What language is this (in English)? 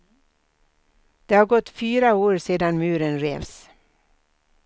Swedish